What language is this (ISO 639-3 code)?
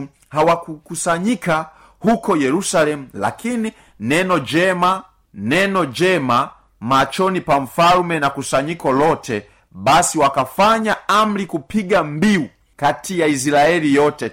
swa